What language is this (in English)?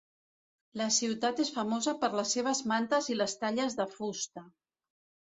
Catalan